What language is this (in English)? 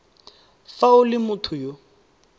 Tswana